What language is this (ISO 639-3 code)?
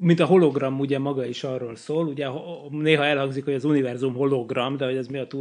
hun